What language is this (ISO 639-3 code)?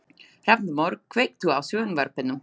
isl